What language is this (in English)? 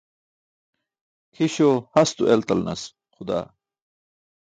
Burushaski